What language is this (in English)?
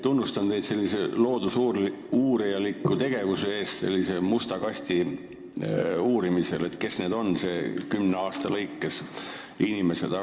Estonian